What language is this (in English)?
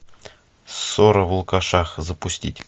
Russian